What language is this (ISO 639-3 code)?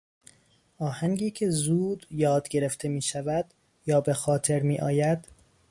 fas